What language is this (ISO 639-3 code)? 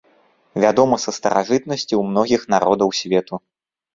bel